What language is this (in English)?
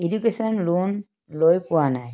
Assamese